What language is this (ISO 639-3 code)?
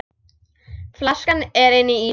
isl